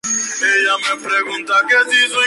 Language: Spanish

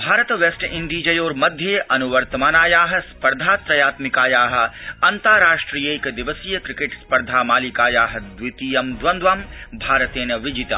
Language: Sanskrit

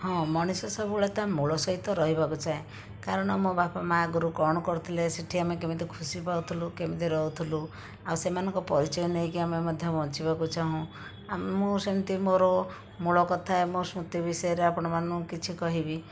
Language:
Odia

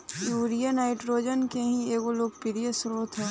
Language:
Bhojpuri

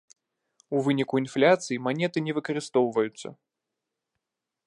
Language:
Belarusian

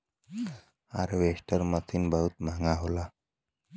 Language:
Bhojpuri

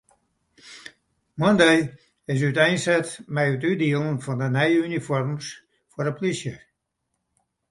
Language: Western Frisian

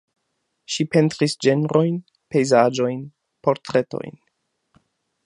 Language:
Esperanto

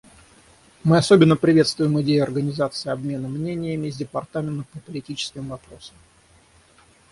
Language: Russian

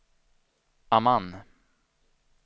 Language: Swedish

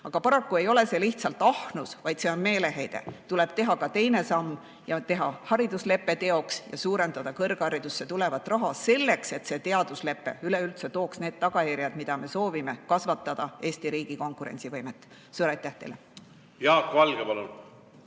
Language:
Estonian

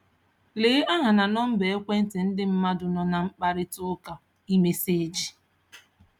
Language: Igbo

